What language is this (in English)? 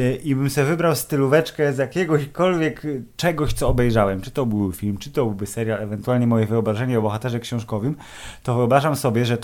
Polish